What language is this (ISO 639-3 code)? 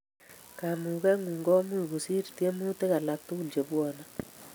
kln